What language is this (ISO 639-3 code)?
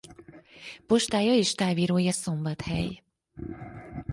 hun